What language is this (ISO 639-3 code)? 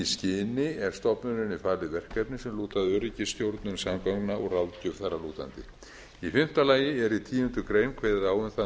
isl